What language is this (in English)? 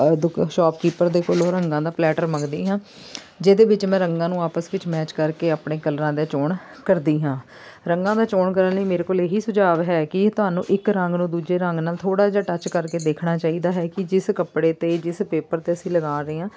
Punjabi